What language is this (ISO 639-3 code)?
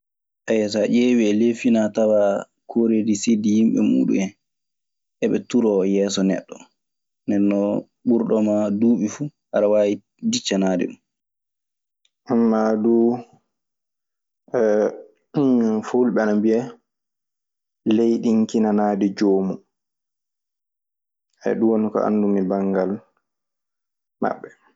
ffm